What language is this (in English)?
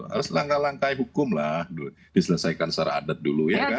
Indonesian